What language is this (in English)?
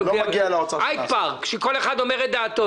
Hebrew